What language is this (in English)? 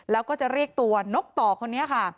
Thai